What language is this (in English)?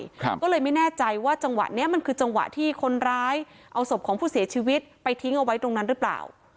Thai